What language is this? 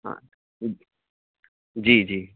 Urdu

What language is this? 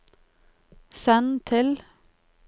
Norwegian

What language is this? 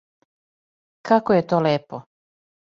Serbian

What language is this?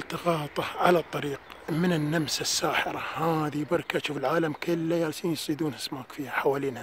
Arabic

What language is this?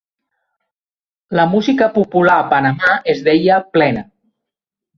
Catalan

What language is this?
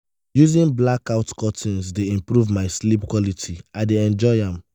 Nigerian Pidgin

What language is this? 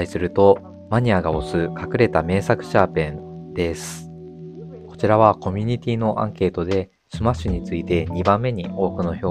Japanese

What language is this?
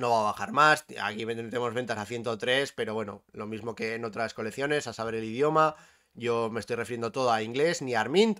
Spanish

